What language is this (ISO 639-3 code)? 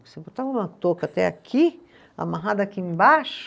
por